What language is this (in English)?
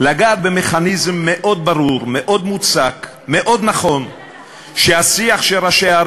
Hebrew